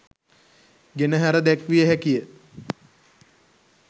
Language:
Sinhala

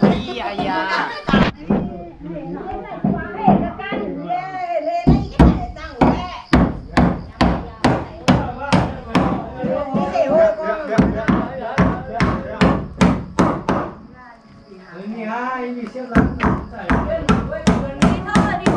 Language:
Vietnamese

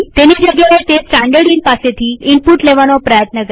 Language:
Gujarati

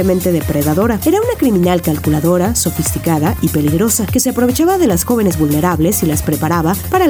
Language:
Spanish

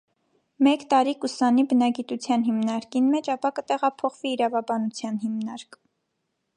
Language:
Armenian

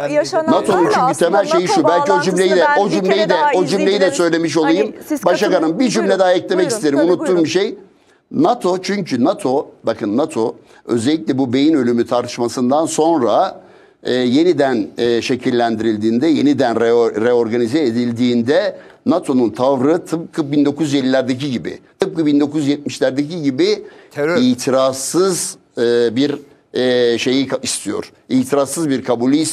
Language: Turkish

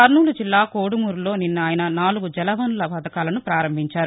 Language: Telugu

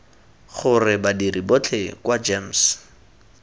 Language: Tswana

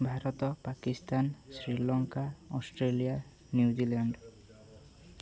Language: Odia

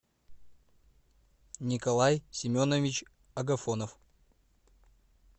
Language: Russian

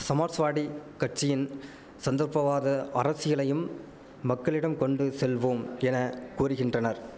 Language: Tamil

